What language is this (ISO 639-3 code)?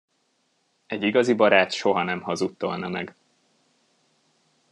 hun